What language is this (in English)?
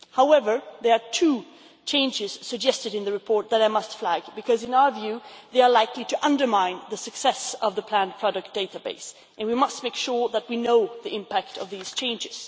English